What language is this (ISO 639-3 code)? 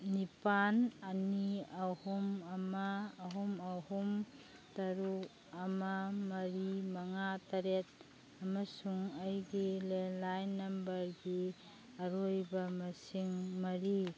mni